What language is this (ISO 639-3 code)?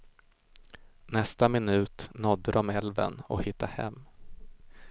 swe